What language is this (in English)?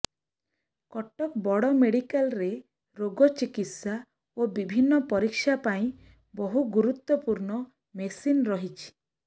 Odia